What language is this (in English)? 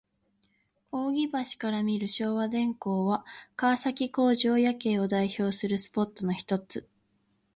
Japanese